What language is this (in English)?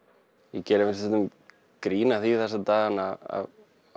Icelandic